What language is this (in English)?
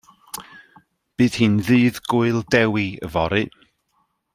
Welsh